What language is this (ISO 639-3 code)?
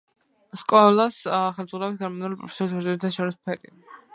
kat